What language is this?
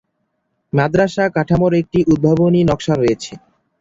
Bangla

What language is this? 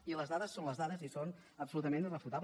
Catalan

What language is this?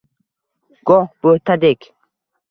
Uzbek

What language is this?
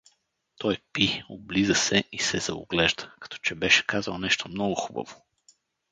Bulgarian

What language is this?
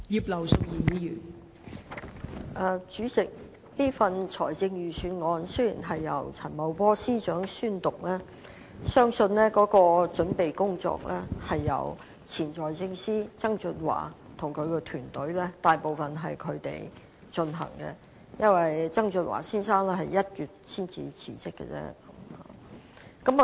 Cantonese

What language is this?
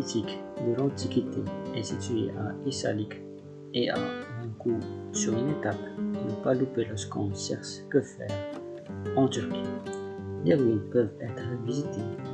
French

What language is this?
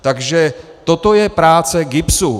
Czech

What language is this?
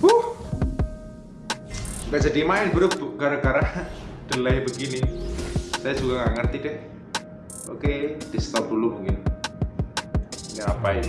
Indonesian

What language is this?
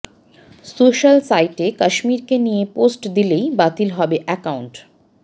Bangla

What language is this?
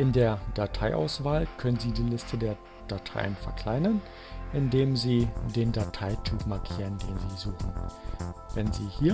German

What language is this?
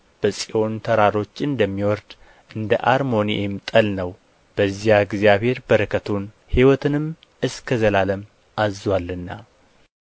Amharic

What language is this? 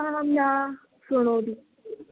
Sanskrit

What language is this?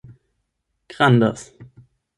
Esperanto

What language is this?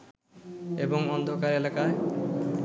Bangla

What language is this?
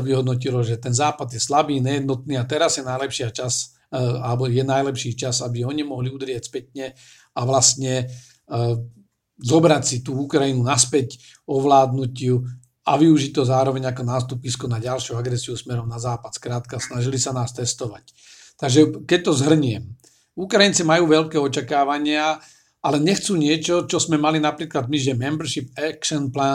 Slovak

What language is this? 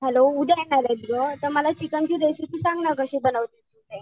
Marathi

